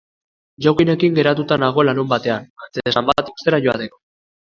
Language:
Basque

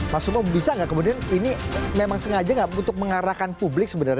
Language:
Indonesian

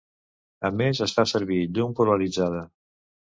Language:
Catalan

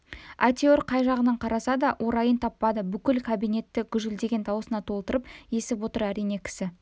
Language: Kazakh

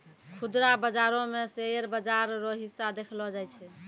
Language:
Maithili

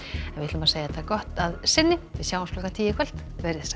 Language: Icelandic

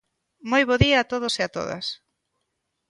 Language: Galician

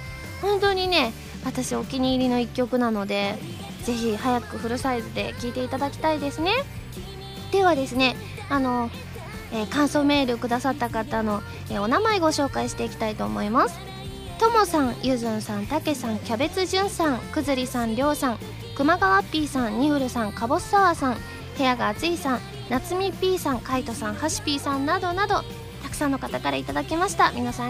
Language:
Japanese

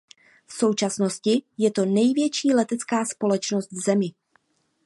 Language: Czech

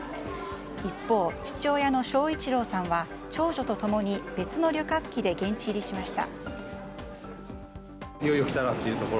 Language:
Japanese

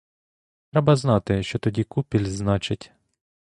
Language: Ukrainian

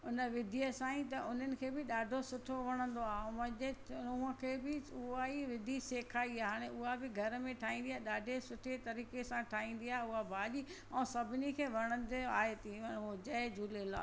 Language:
Sindhi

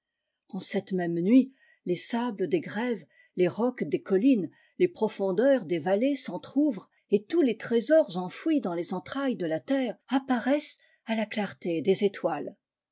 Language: French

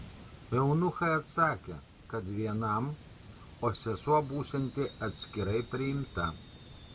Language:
Lithuanian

